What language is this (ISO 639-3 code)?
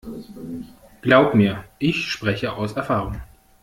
deu